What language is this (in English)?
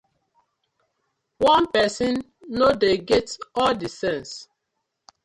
Nigerian Pidgin